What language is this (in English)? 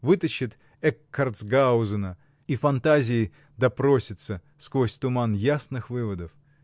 Russian